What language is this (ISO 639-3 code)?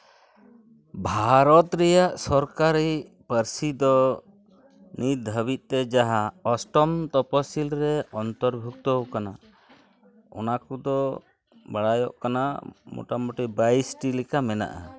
sat